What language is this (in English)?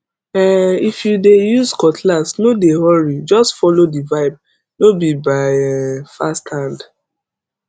Nigerian Pidgin